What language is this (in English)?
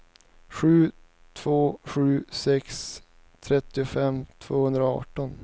Swedish